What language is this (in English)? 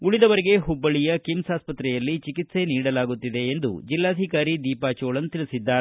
Kannada